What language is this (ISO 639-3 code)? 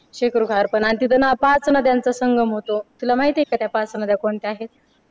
mar